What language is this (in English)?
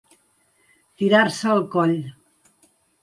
Catalan